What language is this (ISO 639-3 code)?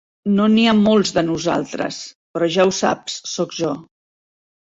cat